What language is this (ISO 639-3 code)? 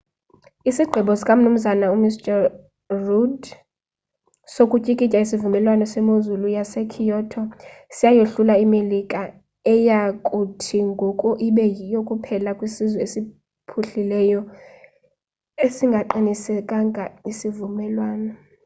xho